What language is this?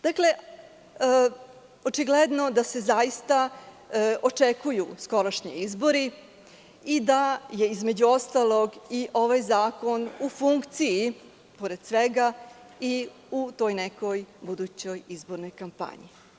Serbian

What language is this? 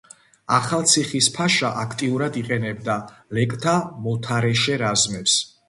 Georgian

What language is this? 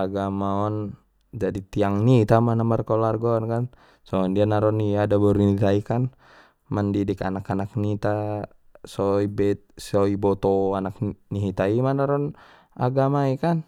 Batak Mandailing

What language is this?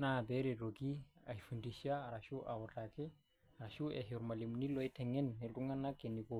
Masai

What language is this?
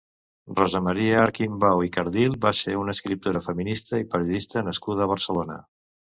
Catalan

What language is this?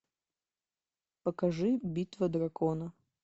Russian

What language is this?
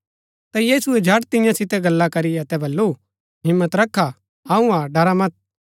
Gaddi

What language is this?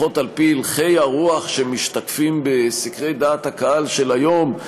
Hebrew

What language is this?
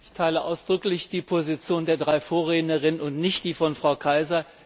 German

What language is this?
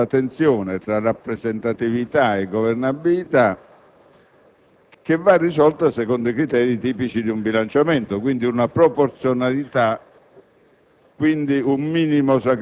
Italian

